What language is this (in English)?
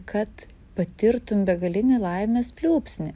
Lithuanian